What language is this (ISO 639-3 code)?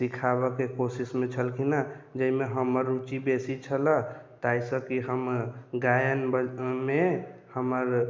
mai